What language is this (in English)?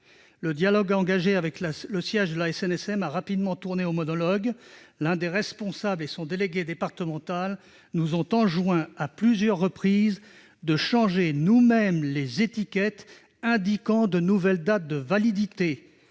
French